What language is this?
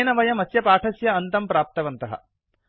Sanskrit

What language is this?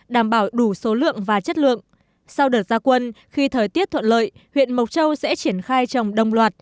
Vietnamese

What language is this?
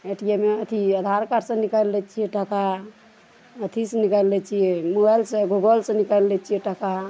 Maithili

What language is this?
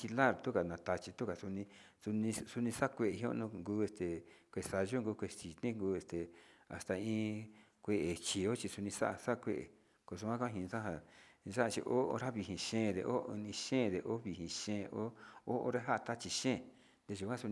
Sinicahua Mixtec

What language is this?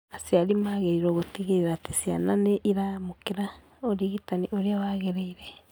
Kikuyu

